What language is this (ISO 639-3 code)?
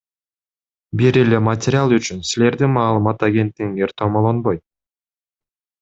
kir